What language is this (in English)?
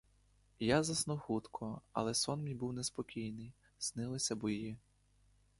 Ukrainian